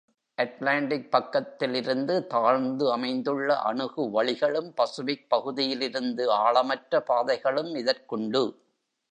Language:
Tamil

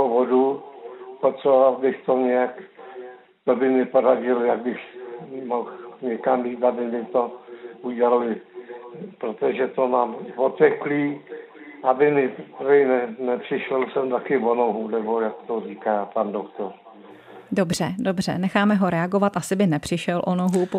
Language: Czech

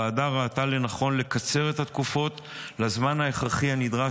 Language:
Hebrew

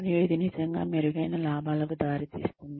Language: Telugu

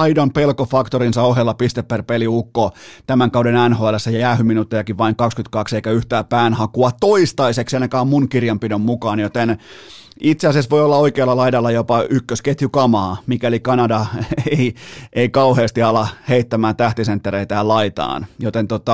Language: Finnish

